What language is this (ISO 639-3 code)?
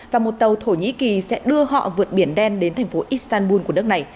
vie